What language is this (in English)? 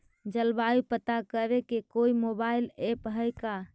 Magahi